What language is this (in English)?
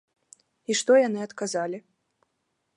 Belarusian